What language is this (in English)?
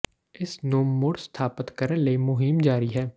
Punjabi